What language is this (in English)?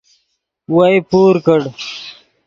Yidgha